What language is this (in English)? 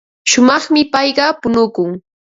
Ambo-Pasco Quechua